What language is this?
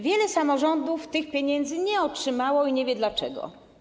Polish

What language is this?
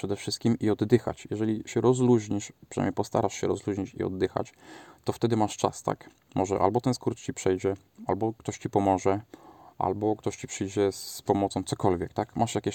Polish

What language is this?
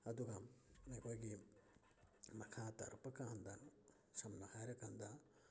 Manipuri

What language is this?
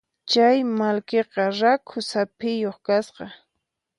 Puno Quechua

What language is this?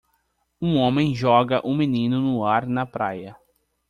Portuguese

